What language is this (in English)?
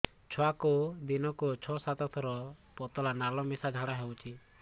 Odia